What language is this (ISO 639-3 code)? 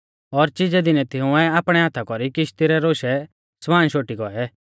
bfz